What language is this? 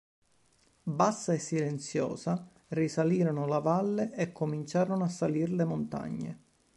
Italian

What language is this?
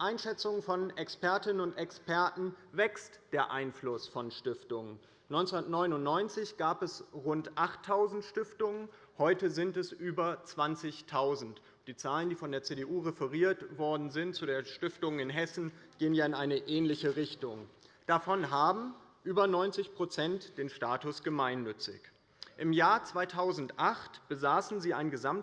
German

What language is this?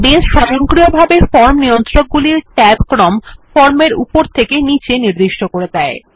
Bangla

